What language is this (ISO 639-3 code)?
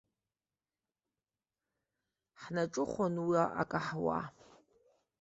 abk